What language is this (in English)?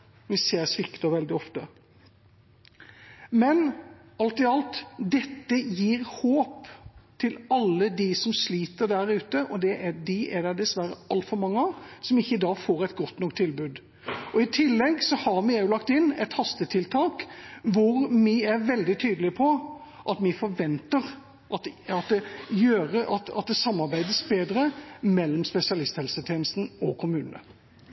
Norwegian Bokmål